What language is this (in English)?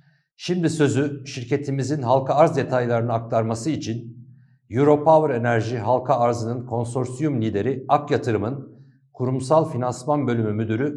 Turkish